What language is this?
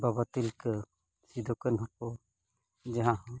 Santali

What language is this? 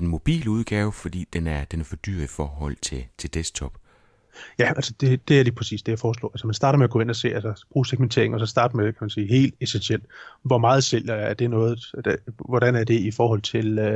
Danish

